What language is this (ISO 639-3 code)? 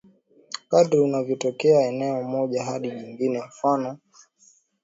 swa